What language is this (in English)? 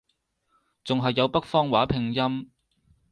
Cantonese